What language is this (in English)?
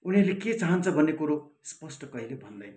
Nepali